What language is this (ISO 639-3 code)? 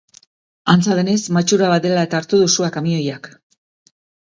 eus